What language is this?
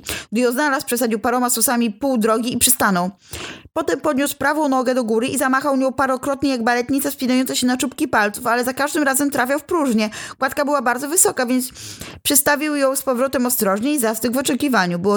Polish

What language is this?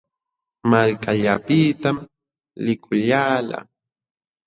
Jauja Wanca Quechua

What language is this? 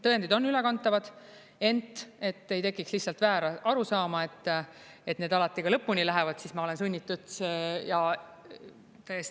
Estonian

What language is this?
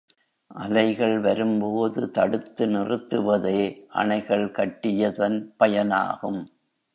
Tamil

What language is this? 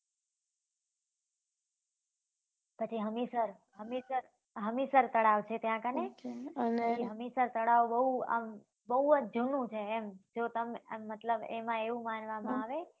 Gujarati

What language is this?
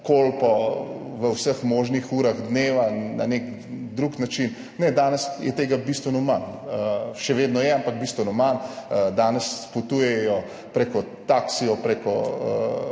Slovenian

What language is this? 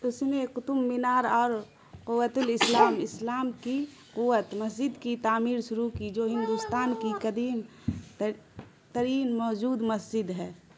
Urdu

